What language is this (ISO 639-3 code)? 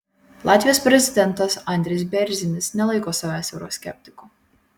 lit